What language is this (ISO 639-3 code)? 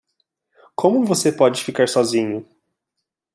por